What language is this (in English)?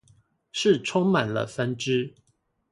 Chinese